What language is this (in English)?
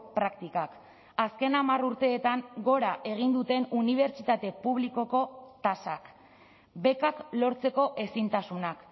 Basque